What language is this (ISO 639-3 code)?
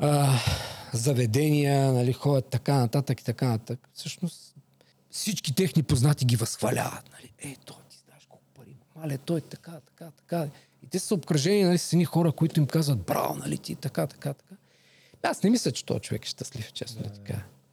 bul